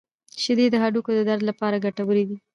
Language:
Pashto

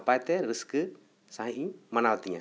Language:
Santali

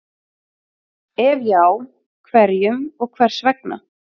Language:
Icelandic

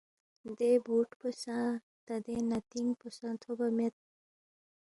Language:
Balti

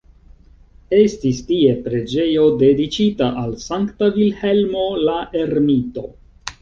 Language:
Esperanto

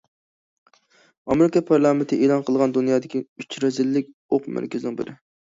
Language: Uyghur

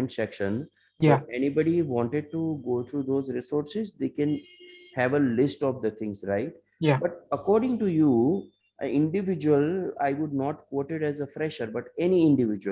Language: English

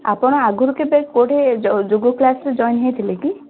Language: Odia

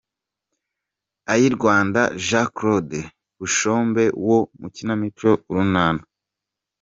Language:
Kinyarwanda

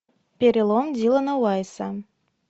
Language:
Russian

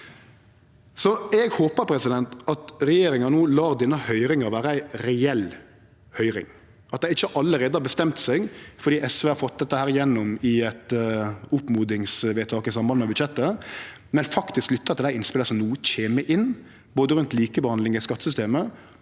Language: Norwegian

